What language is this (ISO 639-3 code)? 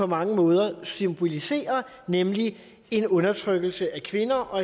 dan